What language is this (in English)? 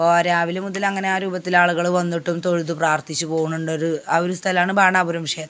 Malayalam